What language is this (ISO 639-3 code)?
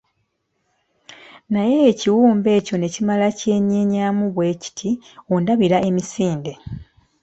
lug